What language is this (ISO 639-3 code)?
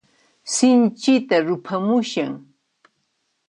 qxp